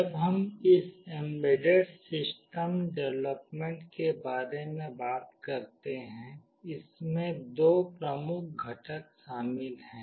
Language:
Hindi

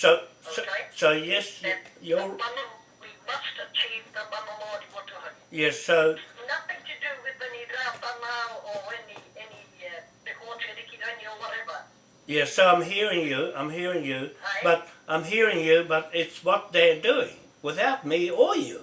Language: English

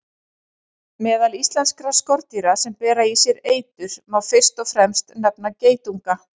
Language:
Icelandic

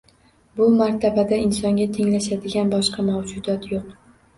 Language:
Uzbek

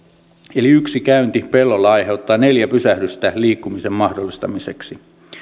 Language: Finnish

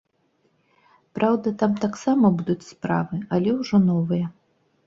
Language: Belarusian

